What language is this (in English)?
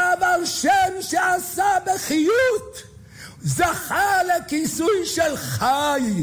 Hebrew